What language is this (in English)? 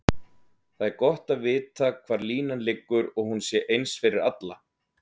Icelandic